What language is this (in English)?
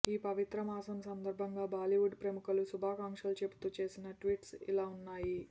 Telugu